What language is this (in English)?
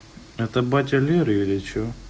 Russian